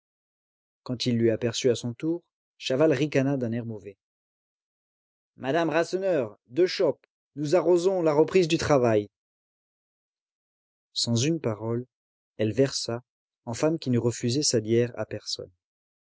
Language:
French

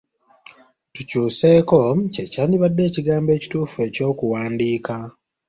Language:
Ganda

